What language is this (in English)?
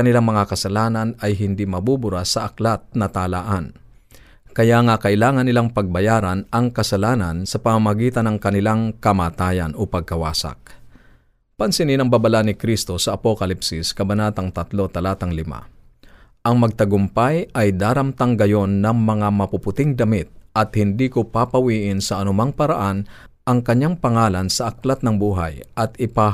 Filipino